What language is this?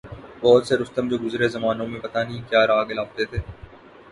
Urdu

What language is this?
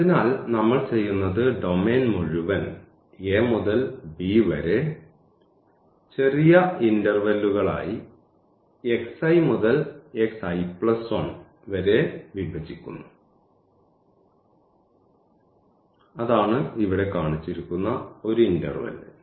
Malayalam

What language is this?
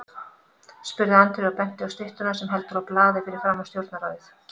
Icelandic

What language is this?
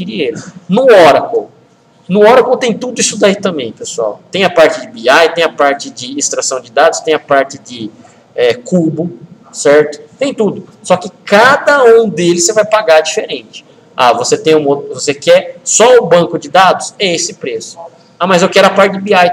Portuguese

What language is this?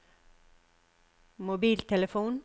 Norwegian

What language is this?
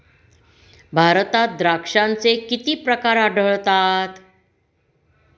Marathi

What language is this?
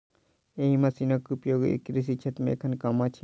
Maithili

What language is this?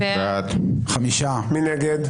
Hebrew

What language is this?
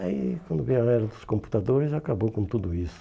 Portuguese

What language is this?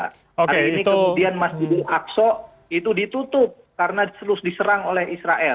Indonesian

